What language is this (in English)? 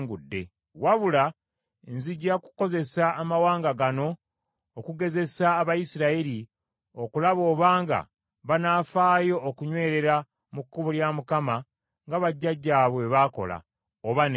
Ganda